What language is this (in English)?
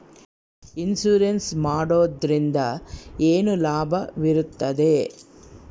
Kannada